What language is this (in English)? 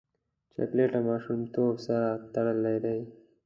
Pashto